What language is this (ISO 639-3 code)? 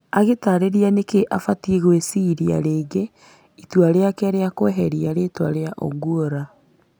kik